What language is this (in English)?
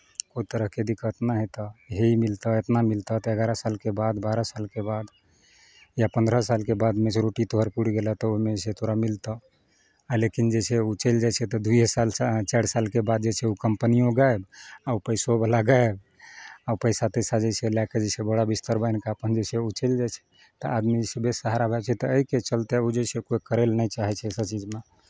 Maithili